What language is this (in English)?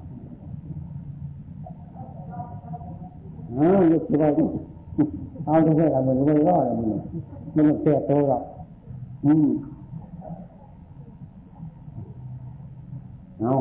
Thai